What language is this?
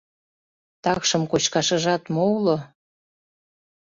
Mari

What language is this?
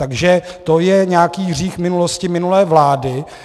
Czech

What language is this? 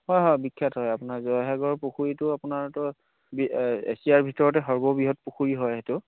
Assamese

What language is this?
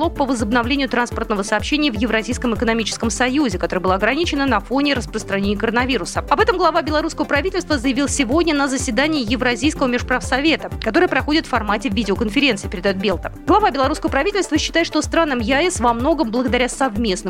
Russian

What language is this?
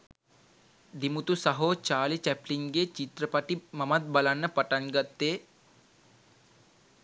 Sinhala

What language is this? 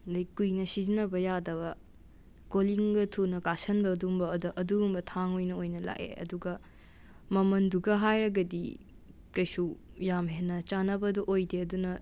Manipuri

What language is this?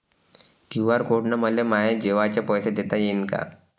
Marathi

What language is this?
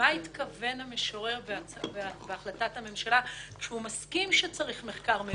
Hebrew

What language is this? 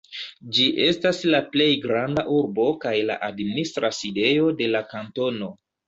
Esperanto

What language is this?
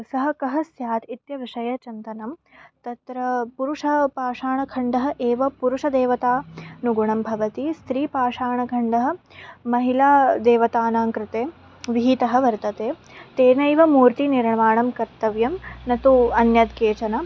Sanskrit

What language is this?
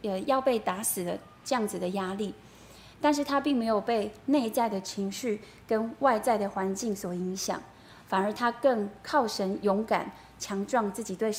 Chinese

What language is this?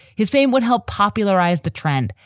English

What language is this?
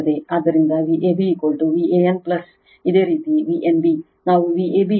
Kannada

